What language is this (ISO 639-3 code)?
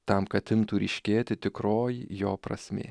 lit